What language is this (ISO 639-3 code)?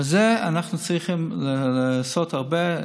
heb